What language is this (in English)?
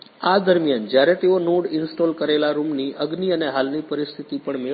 Gujarati